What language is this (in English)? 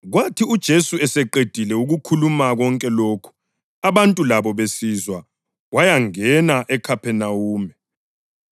North Ndebele